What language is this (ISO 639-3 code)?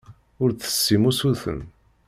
kab